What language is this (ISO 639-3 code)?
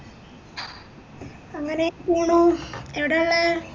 mal